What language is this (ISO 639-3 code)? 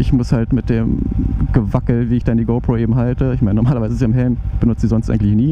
deu